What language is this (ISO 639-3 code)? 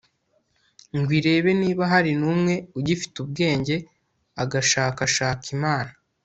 kin